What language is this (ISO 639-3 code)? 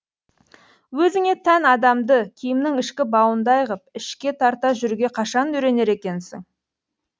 kaz